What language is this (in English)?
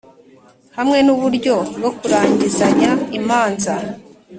Kinyarwanda